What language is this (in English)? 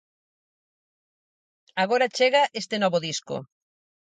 Galician